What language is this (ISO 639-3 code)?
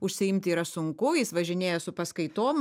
lit